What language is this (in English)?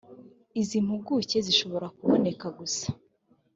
Kinyarwanda